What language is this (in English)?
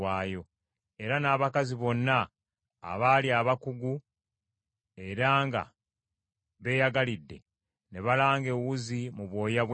Ganda